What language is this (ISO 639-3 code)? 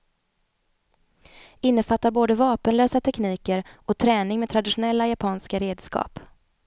swe